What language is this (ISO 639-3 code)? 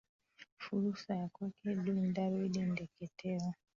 swa